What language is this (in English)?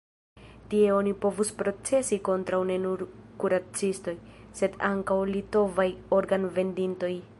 Esperanto